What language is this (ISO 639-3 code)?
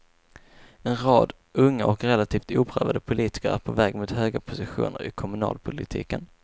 swe